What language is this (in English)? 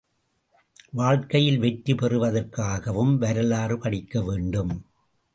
Tamil